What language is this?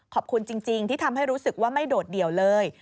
Thai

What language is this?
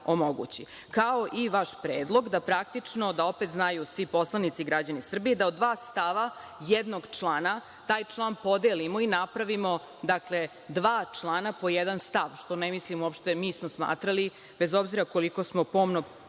Serbian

